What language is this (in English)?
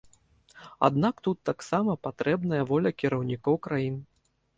Belarusian